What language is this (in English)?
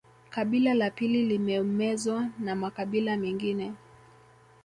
Swahili